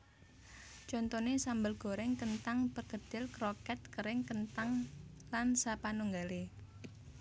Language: Javanese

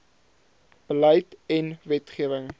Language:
Afrikaans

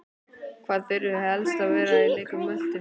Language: Icelandic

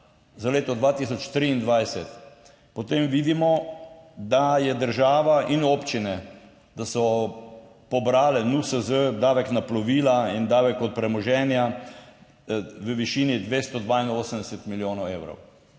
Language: Slovenian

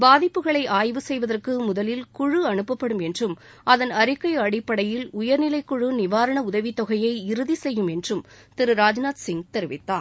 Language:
Tamil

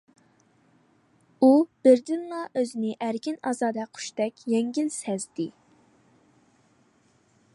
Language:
Uyghur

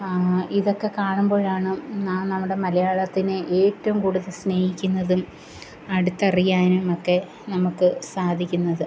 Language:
Malayalam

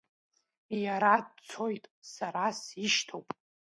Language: Abkhazian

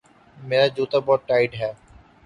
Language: Urdu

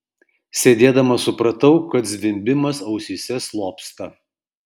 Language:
Lithuanian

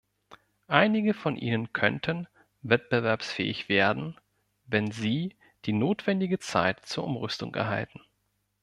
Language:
German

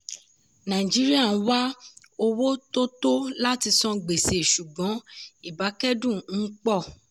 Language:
Yoruba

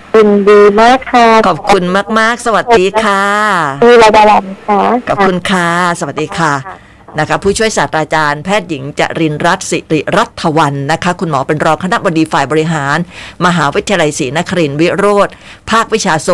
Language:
Thai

